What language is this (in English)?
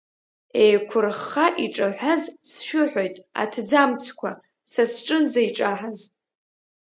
Abkhazian